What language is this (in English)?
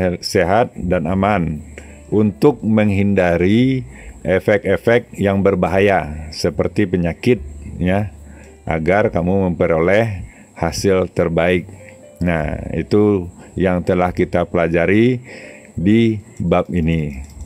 Indonesian